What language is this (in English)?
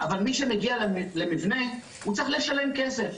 Hebrew